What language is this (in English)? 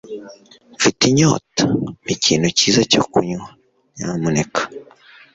Kinyarwanda